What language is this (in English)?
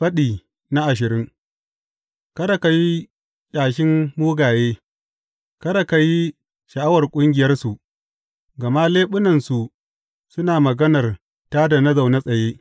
Hausa